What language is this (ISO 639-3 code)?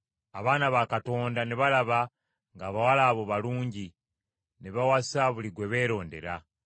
lug